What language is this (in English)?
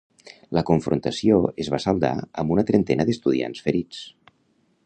Catalan